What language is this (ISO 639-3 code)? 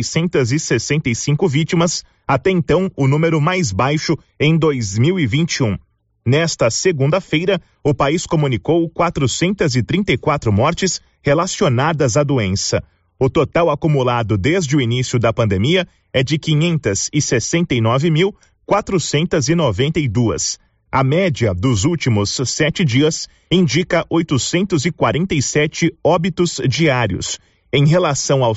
por